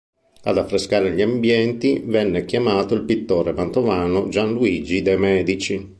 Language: Italian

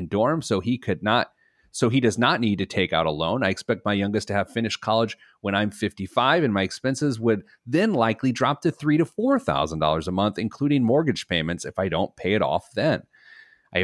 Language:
English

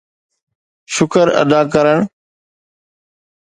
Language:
Sindhi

